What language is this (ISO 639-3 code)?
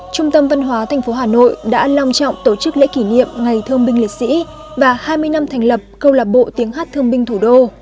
vie